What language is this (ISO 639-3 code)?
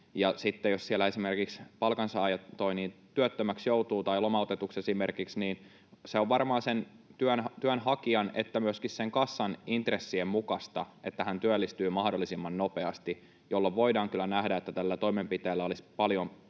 fin